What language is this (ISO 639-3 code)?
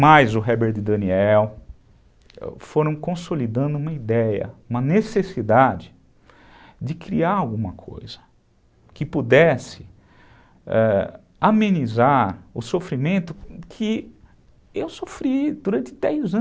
por